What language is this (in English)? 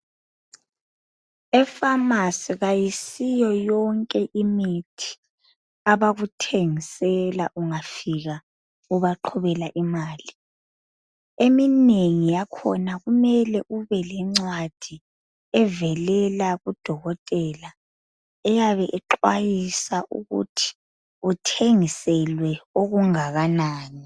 North Ndebele